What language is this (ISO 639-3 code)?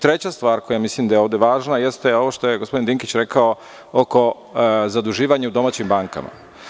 srp